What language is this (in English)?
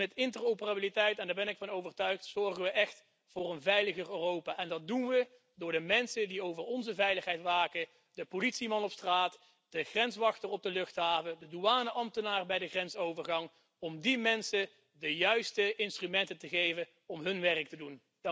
Dutch